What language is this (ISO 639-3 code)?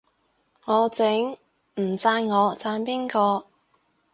yue